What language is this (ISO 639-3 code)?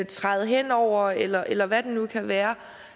dan